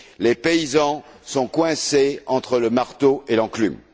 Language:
French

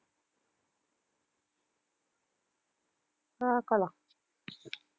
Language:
Tamil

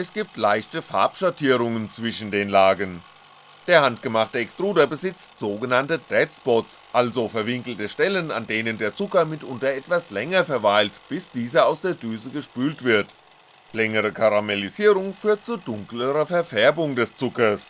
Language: German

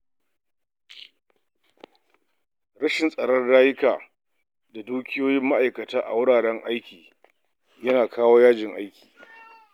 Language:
Hausa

